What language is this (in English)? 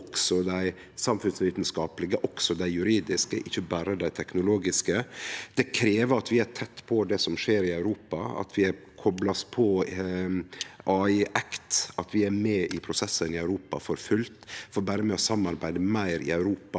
Norwegian